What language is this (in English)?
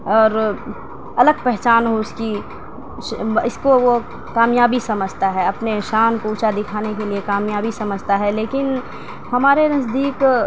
Urdu